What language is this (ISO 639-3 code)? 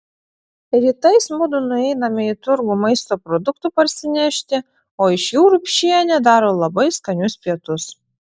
lit